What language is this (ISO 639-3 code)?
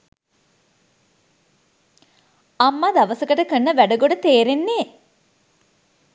sin